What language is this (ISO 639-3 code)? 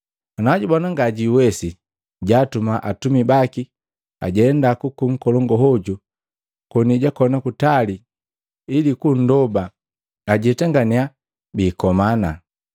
mgv